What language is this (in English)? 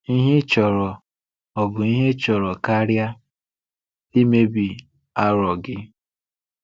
Igbo